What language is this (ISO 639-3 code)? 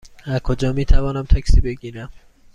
fas